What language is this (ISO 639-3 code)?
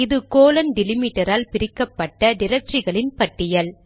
tam